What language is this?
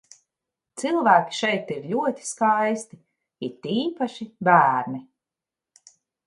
Latvian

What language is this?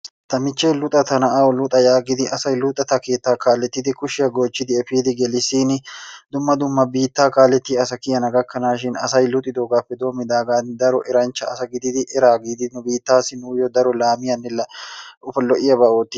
Wolaytta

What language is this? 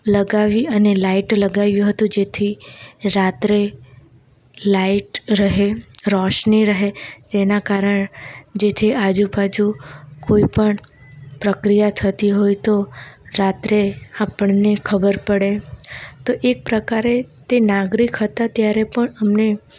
Gujarati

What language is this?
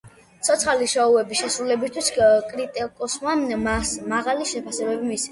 Georgian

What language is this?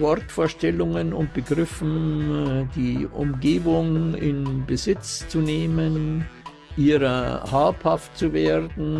German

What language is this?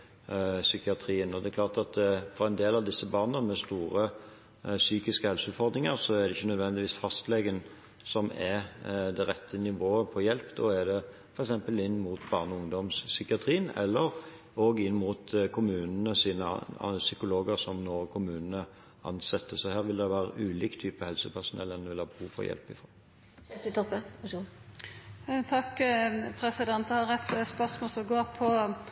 Norwegian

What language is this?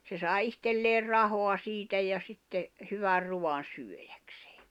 Finnish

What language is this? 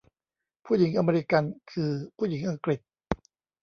Thai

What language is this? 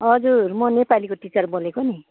Nepali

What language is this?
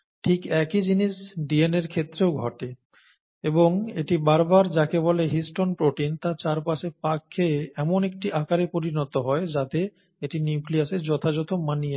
Bangla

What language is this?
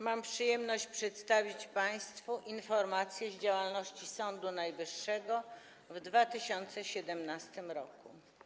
Polish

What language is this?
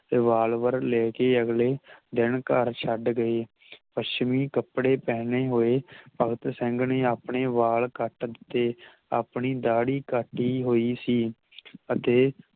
Punjabi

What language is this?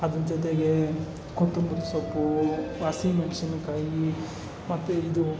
Kannada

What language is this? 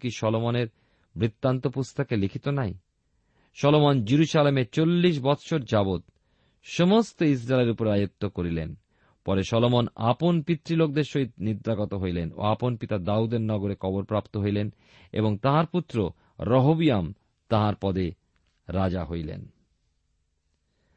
Bangla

